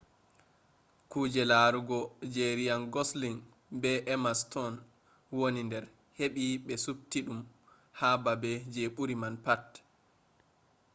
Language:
Fula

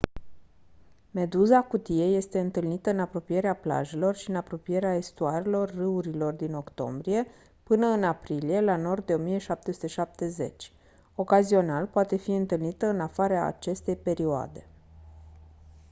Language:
Romanian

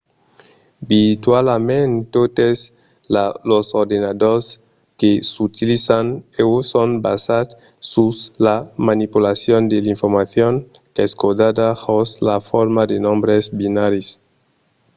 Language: Occitan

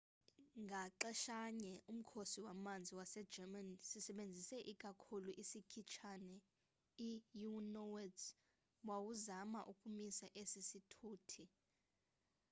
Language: Xhosa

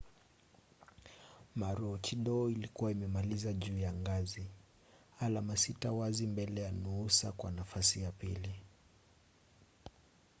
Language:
Swahili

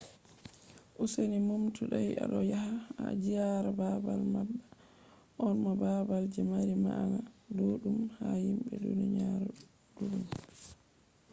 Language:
Fula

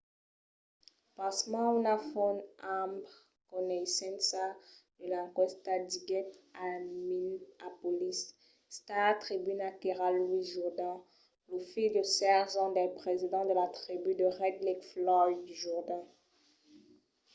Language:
Occitan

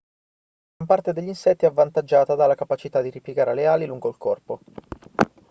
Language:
Italian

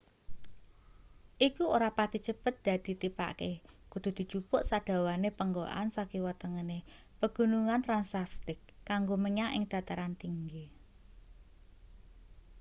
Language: Javanese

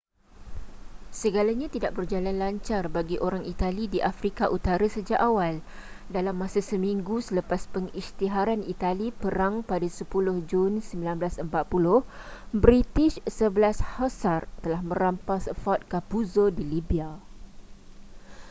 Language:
Malay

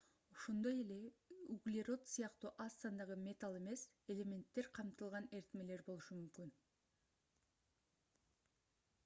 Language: Kyrgyz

